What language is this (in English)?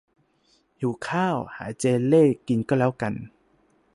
Thai